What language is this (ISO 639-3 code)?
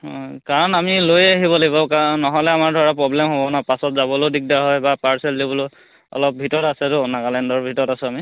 asm